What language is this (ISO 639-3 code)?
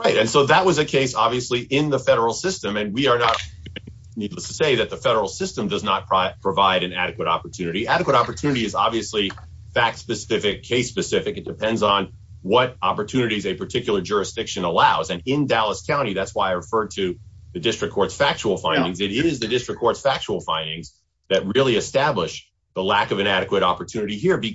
eng